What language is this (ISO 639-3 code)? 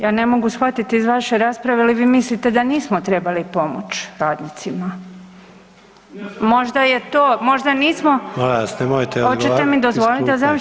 hrv